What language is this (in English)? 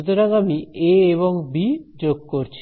Bangla